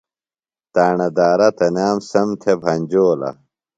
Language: Phalura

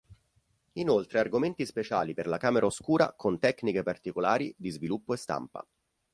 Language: Italian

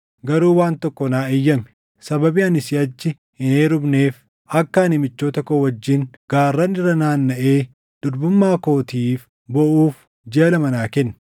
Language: Oromo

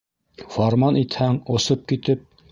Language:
Bashkir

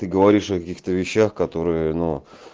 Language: Russian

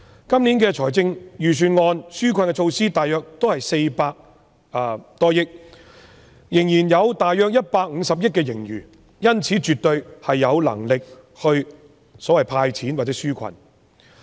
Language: Cantonese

